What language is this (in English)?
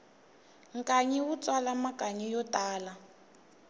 Tsonga